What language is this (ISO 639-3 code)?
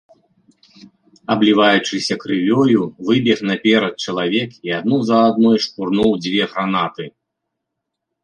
bel